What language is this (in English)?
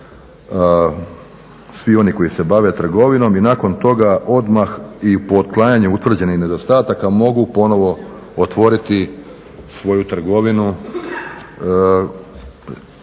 Croatian